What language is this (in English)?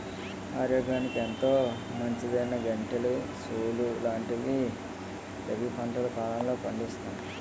Telugu